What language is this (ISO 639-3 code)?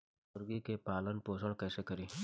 bho